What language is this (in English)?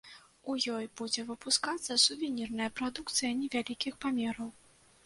Belarusian